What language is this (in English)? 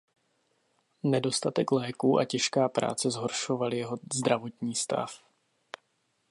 Czech